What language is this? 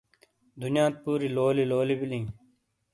Shina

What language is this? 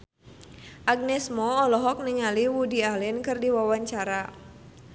Sundanese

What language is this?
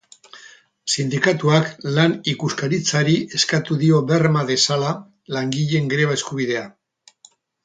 Basque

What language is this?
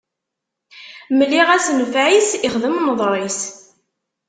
Kabyle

